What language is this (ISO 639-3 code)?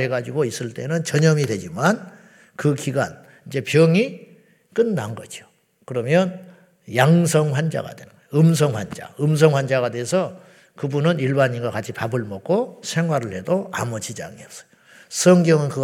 kor